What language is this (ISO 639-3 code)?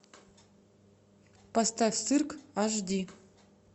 rus